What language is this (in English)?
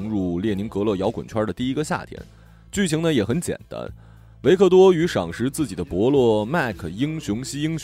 Chinese